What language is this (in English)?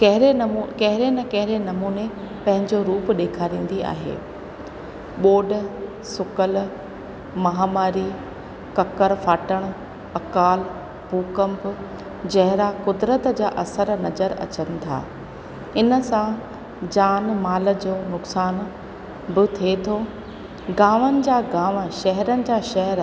Sindhi